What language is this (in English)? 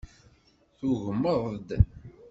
Kabyle